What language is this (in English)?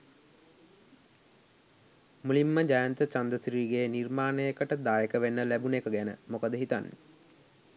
Sinhala